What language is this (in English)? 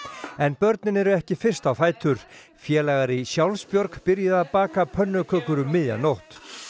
Icelandic